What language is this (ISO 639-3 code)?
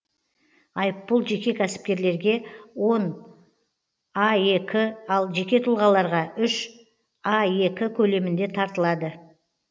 kaz